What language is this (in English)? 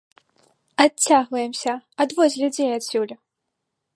Belarusian